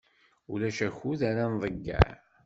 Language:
Kabyle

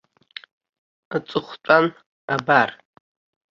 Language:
Abkhazian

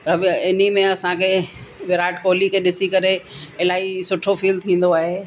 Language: Sindhi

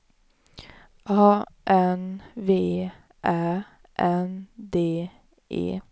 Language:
Swedish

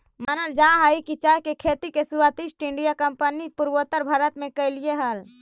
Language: Magahi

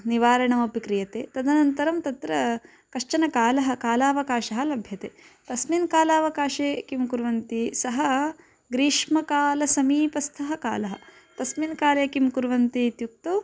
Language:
Sanskrit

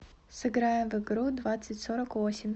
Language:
Russian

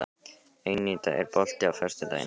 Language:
Icelandic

